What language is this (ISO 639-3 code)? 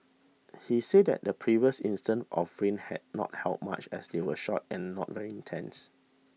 eng